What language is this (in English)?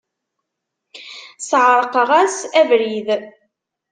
Kabyle